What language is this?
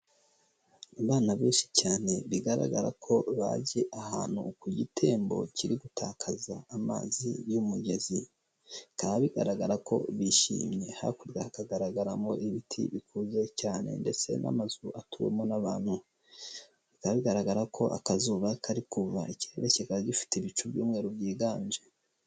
Kinyarwanda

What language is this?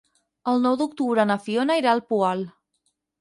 Catalan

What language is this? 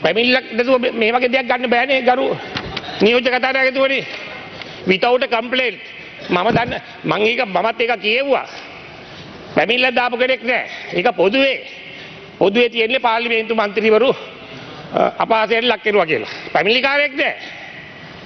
Indonesian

